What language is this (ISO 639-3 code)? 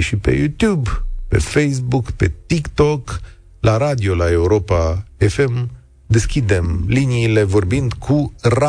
ron